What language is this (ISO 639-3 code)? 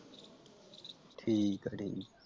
pan